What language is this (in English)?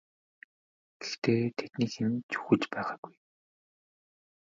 Mongolian